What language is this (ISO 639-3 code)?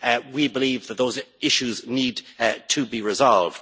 eng